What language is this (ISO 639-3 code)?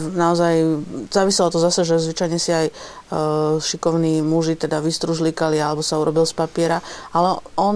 slk